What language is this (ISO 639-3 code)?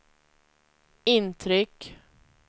swe